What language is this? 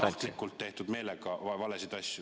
Estonian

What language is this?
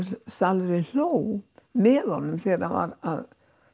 Icelandic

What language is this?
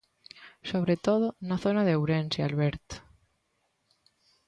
Galician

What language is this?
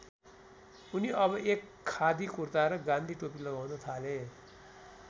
Nepali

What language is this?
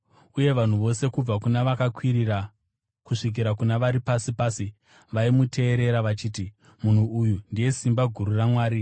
Shona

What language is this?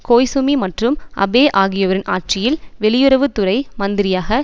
Tamil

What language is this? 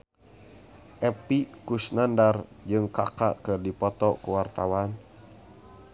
Sundanese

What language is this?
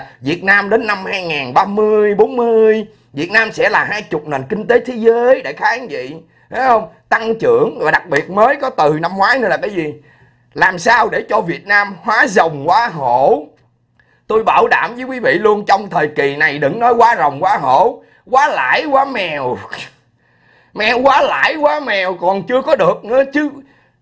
Vietnamese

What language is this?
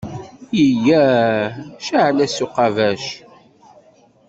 Kabyle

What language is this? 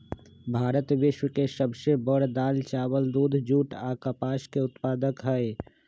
Magahi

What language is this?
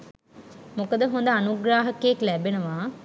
Sinhala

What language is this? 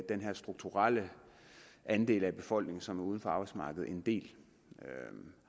Danish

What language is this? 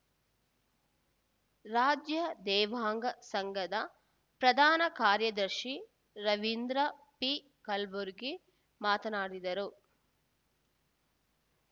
Kannada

